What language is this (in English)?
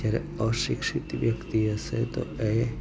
Gujarati